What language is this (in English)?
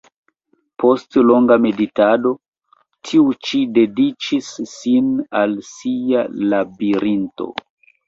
Esperanto